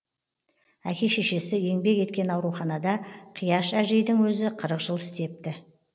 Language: Kazakh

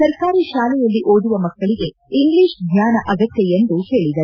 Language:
Kannada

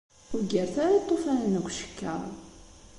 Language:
Kabyle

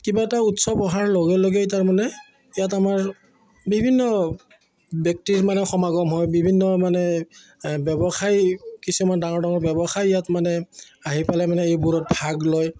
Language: Assamese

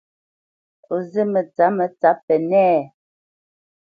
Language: Bamenyam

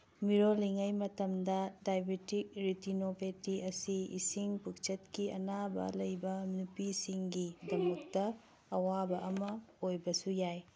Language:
Manipuri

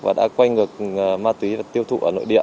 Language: Vietnamese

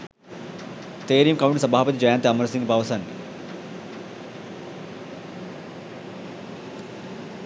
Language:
Sinhala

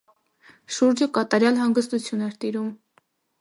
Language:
Armenian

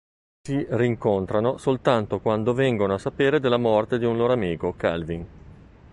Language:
Italian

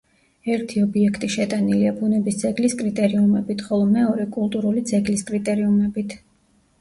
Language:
Georgian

